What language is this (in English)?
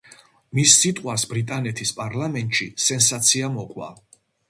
Georgian